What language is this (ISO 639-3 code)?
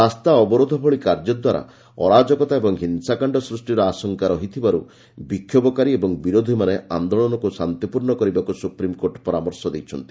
ori